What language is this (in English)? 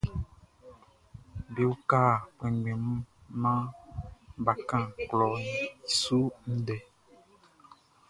Baoulé